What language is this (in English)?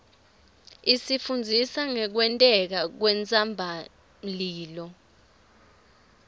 Swati